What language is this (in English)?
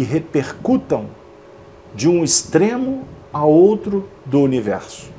Portuguese